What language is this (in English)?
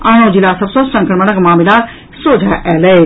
Maithili